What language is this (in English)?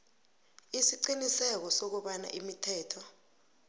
South Ndebele